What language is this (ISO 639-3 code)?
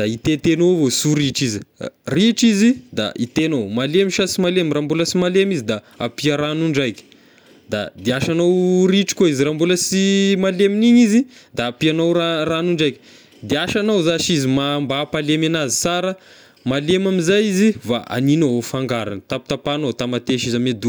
tkg